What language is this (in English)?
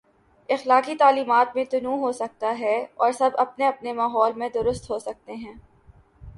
Urdu